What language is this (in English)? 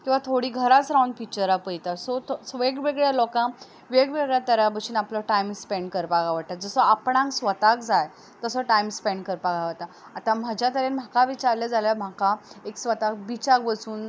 Konkani